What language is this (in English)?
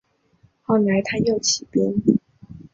Chinese